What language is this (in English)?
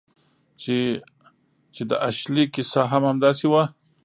Pashto